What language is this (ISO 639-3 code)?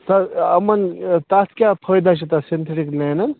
kas